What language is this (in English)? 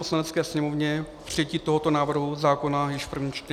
Czech